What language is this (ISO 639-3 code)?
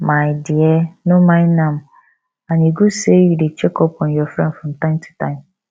pcm